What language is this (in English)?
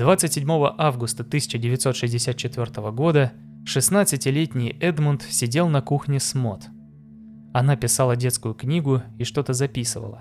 Russian